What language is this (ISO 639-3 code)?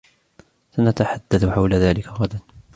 ara